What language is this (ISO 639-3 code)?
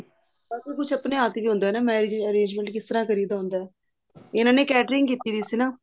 pan